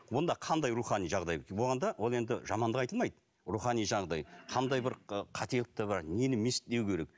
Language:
Kazakh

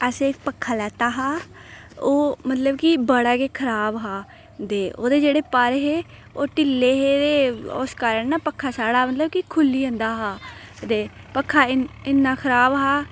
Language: Dogri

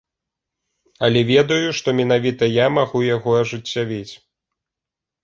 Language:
Belarusian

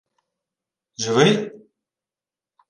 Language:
Ukrainian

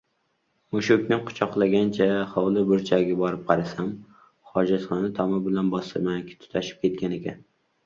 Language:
Uzbek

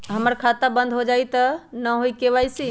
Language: Magahi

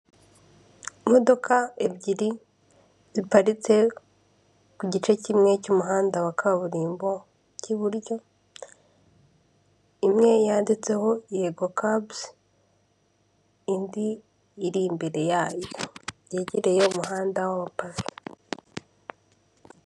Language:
Kinyarwanda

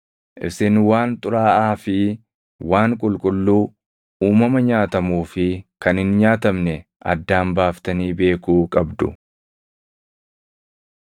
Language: Oromo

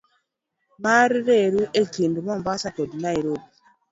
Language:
Luo (Kenya and Tanzania)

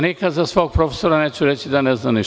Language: Serbian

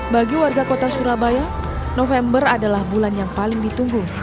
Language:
Indonesian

